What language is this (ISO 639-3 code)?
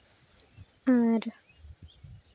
sat